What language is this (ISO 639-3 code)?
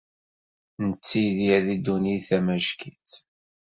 kab